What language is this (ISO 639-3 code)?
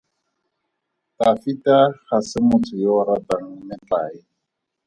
tsn